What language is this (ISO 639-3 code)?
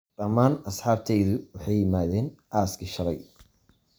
som